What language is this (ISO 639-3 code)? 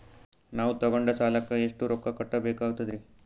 kan